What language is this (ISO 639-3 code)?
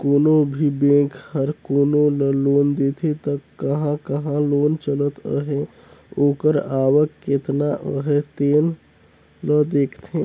hne